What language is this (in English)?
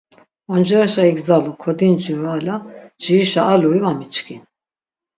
Laz